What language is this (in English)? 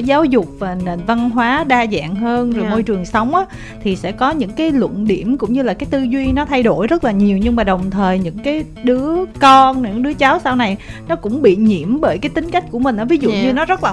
Vietnamese